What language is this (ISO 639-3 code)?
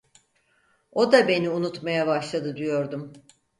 tur